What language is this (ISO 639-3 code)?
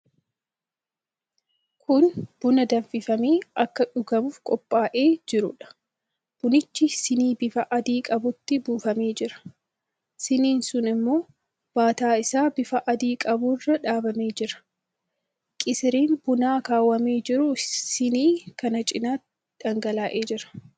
orm